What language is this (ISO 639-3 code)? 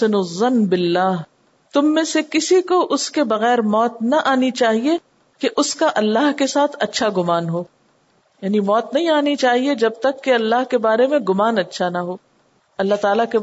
urd